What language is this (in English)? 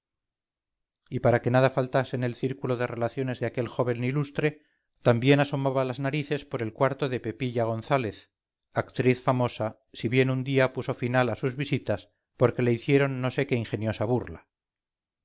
Spanish